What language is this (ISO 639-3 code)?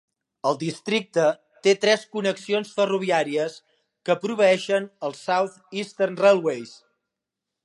cat